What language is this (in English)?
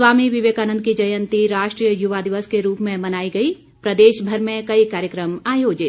Hindi